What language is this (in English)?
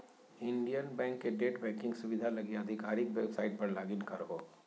Magahi